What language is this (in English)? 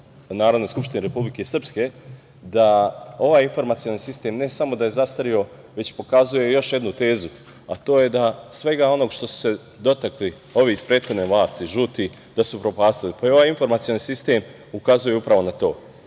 Serbian